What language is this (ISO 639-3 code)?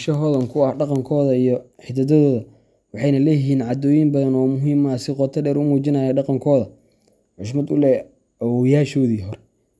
som